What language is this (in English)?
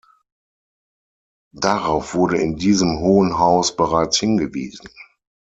German